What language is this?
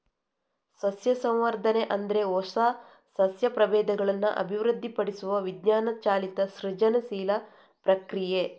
Kannada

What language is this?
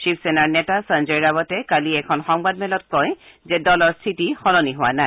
Assamese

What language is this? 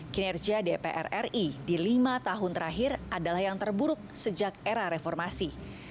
Indonesian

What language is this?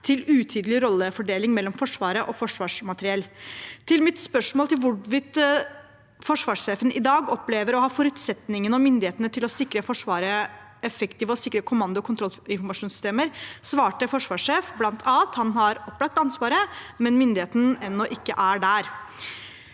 Norwegian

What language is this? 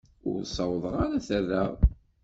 Kabyle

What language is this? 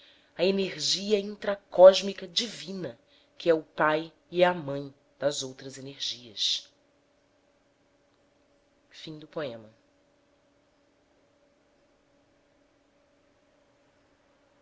Portuguese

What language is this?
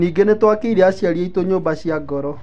Kikuyu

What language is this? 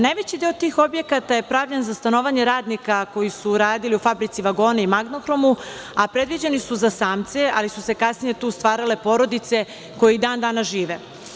Serbian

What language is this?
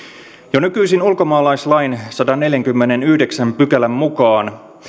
Finnish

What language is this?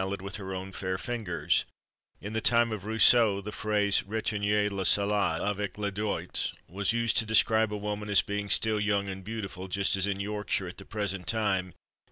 English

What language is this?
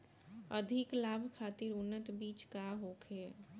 Bhojpuri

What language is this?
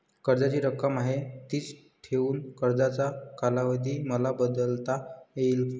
Marathi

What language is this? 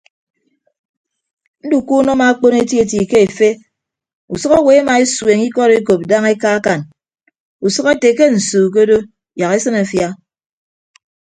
Ibibio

